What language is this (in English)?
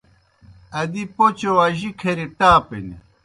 Kohistani Shina